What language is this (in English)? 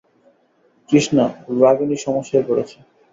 Bangla